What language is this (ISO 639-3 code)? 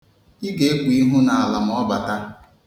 ibo